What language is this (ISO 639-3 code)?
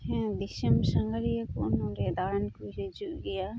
sat